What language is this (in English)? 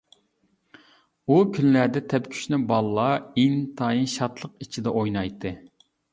Uyghur